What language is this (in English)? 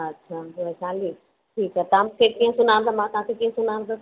Sindhi